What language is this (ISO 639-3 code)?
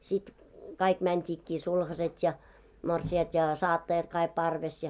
fin